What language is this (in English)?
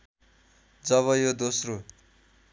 Nepali